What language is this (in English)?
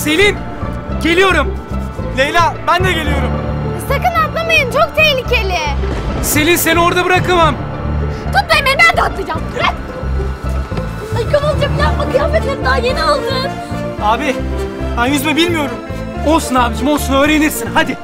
Turkish